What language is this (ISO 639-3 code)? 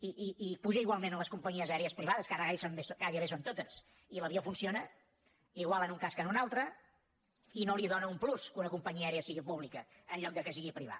cat